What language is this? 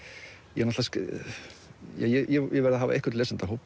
Icelandic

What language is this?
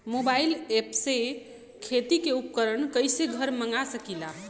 Bhojpuri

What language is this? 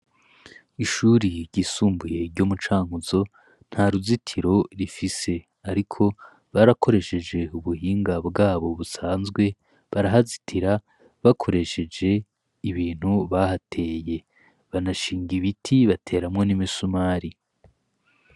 Rundi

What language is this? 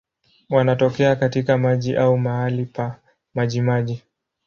Swahili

